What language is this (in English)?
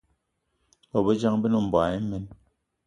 Eton (Cameroon)